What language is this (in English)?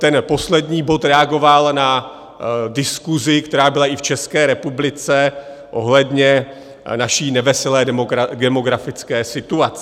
Czech